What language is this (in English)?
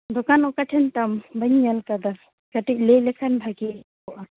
Santali